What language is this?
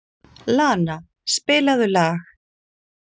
Icelandic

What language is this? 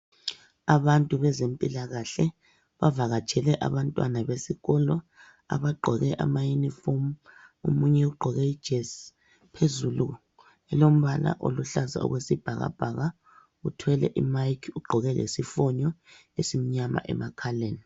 North Ndebele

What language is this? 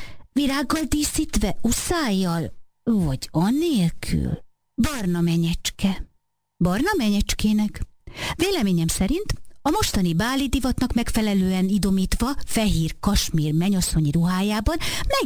Hungarian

